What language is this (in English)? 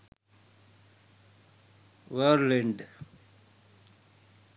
Sinhala